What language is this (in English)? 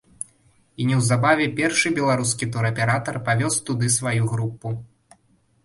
Belarusian